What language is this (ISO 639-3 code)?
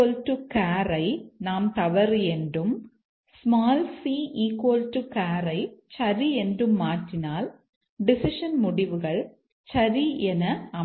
tam